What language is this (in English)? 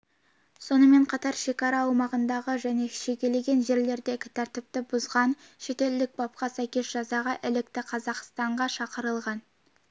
Kazakh